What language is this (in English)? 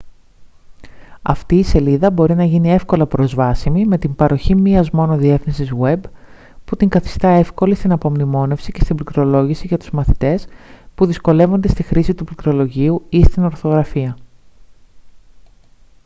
Greek